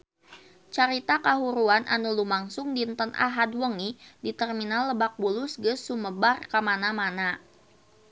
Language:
Sundanese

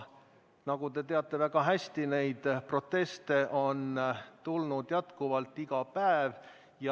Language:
Estonian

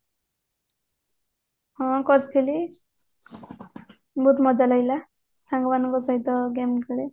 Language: Odia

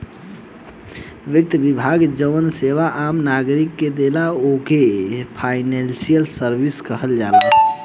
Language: Bhojpuri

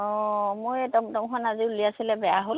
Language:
Assamese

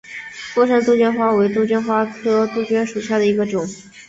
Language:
Chinese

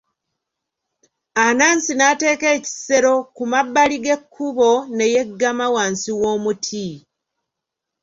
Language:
Ganda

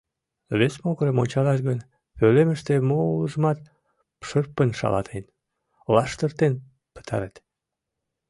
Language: Mari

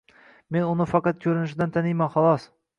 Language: Uzbek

